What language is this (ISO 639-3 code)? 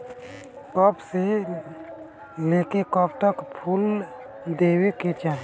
bho